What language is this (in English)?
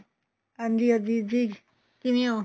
Punjabi